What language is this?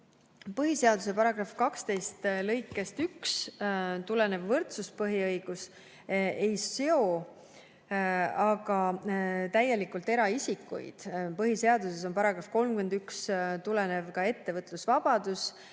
Estonian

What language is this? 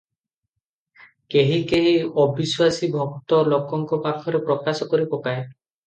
Odia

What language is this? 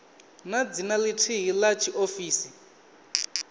Venda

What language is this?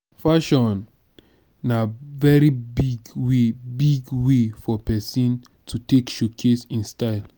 Nigerian Pidgin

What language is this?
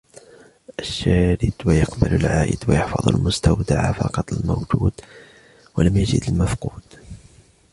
Arabic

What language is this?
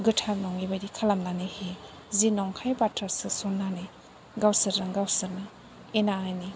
Bodo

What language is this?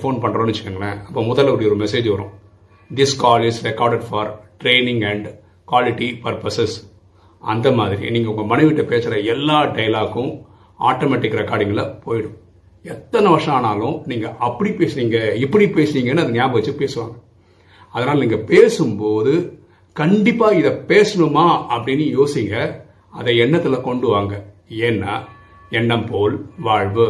Tamil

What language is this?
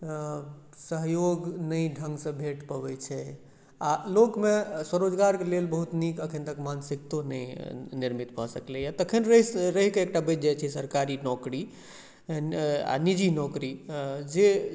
Maithili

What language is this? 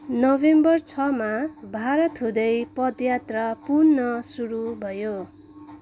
Nepali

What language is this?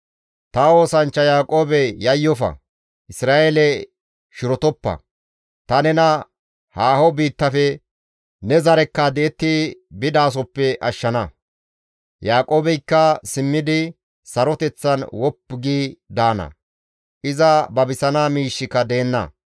Gamo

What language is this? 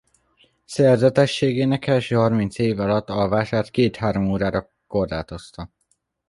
Hungarian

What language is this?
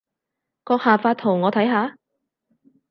Cantonese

